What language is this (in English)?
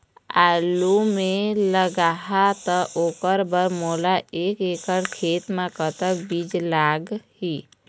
Chhattisgarhi